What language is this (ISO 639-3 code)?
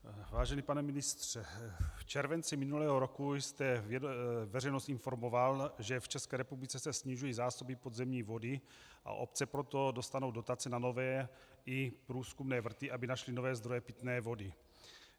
ces